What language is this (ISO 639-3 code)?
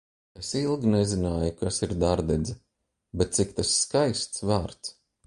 lav